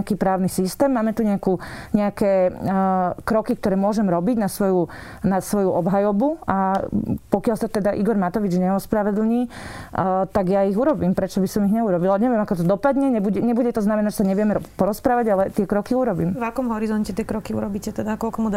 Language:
Slovak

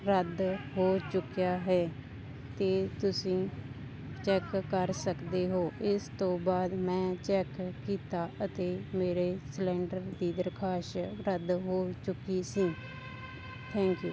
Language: Punjabi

